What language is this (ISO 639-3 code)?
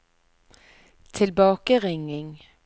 nor